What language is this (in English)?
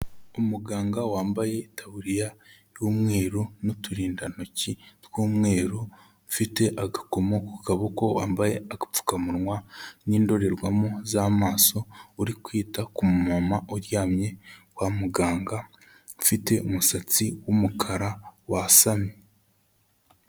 Kinyarwanda